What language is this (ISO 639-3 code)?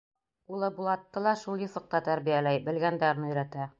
bak